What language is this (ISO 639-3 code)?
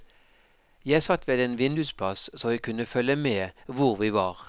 nor